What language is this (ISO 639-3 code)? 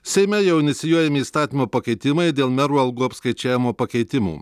lit